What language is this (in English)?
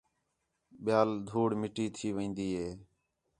Khetrani